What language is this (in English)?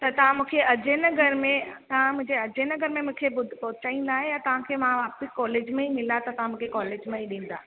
Sindhi